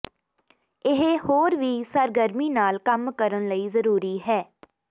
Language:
Punjabi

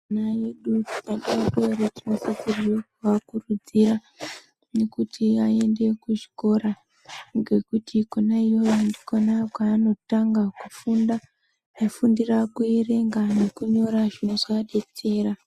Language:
Ndau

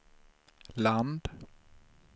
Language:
Swedish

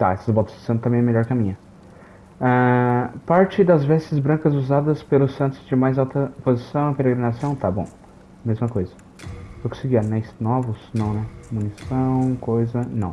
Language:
Portuguese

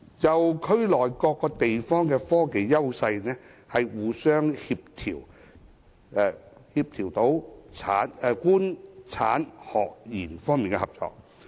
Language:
Cantonese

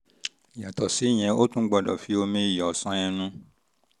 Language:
Yoruba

